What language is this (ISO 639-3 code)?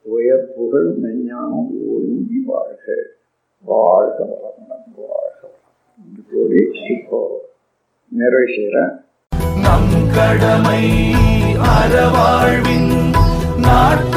tam